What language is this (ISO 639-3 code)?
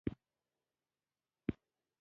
pus